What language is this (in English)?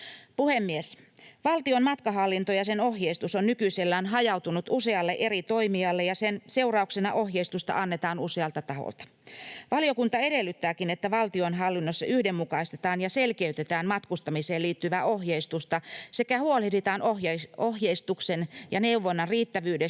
Finnish